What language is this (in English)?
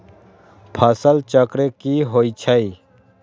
Magahi